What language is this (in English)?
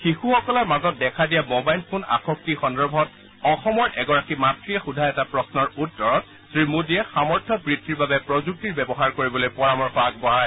Assamese